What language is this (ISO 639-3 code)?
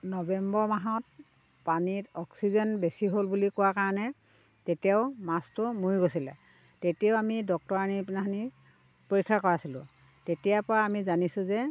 asm